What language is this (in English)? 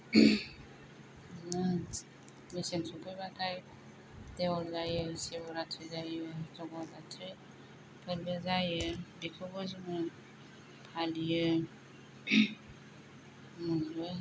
Bodo